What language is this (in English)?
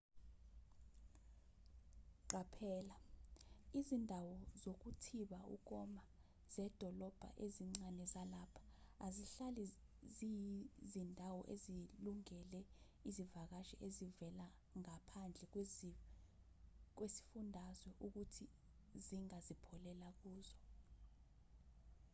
Zulu